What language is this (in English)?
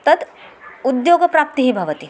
Sanskrit